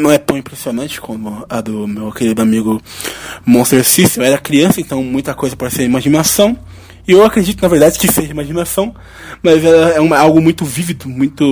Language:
Portuguese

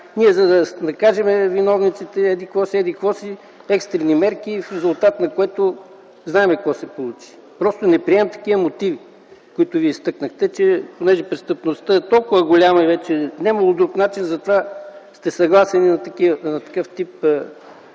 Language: Bulgarian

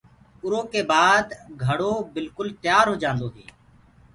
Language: Gurgula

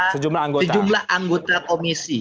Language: Indonesian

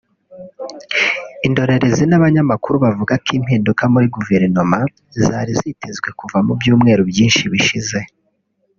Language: Kinyarwanda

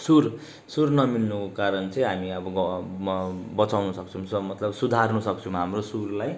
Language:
Nepali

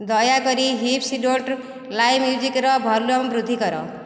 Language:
Odia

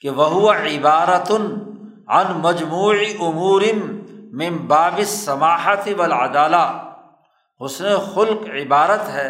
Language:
Urdu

